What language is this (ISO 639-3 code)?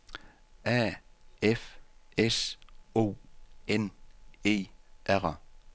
dan